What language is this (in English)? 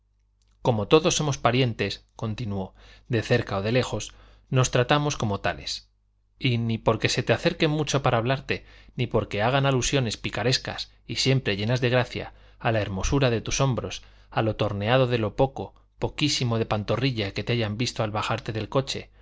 Spanish